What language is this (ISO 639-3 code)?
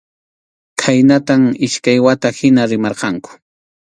qxu